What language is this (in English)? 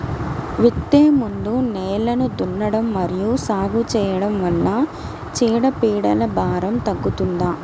Telugu